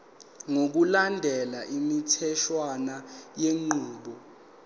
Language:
Zulu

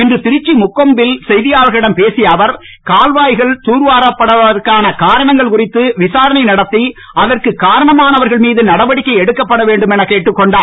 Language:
Tamil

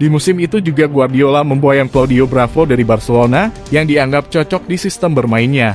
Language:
Indonesian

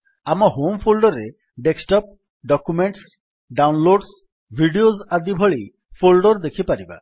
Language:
Odia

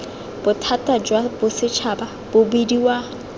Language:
Tswana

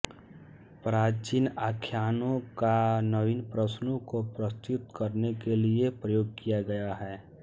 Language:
Hindi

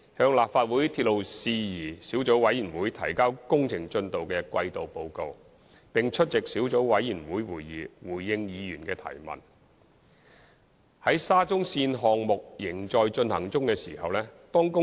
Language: Cantonese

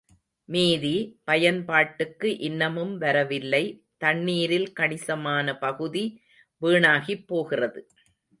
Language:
Tamil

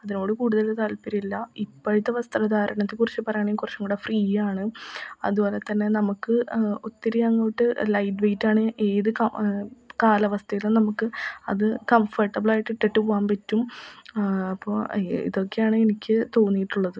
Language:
Malayalam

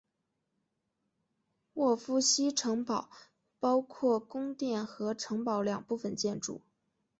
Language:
Chinese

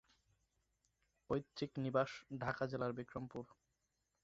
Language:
Bangla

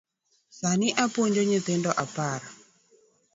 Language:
Luo (Kenya and Tanzania)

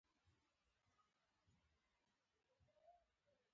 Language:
Pashto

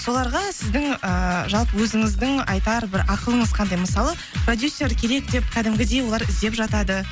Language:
Kazakh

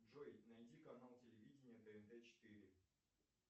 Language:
Russian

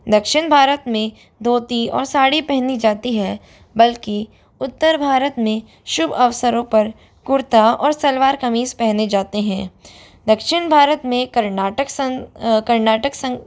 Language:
Hindi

